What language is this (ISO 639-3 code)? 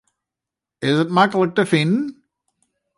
fry